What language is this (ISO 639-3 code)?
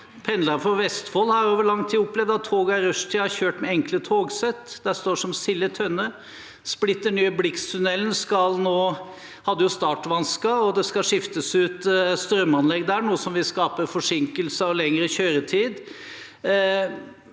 nor